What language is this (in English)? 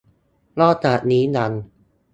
Thai